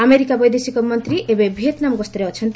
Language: Odia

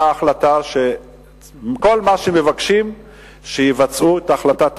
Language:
Hebrew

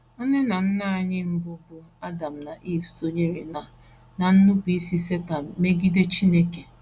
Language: Igbo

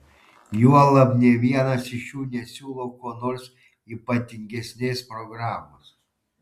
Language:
Lithuanian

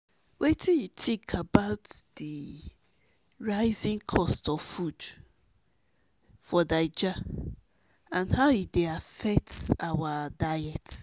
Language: Nigerian Pidgin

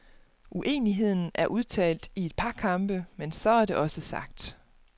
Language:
Danish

